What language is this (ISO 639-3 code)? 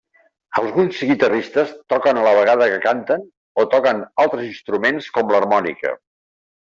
cat